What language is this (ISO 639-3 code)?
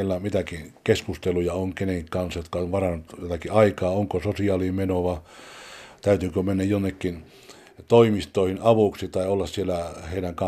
fin